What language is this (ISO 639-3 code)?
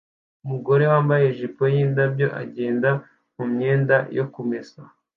kin